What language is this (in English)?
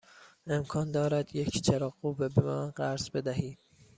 Persian